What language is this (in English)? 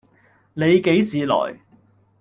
Cantonese